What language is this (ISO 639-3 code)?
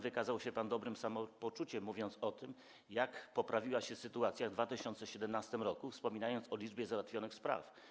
pol